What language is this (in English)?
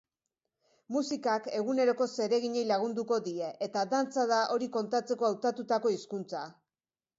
Basque